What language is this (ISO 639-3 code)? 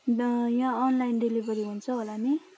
nep